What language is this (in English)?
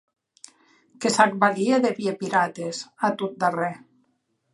Occitan